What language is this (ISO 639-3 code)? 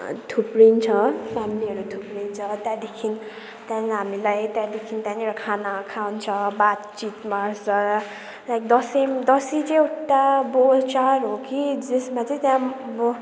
nep